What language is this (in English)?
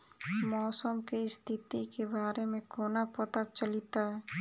Maithili